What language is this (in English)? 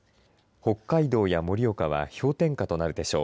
Japanese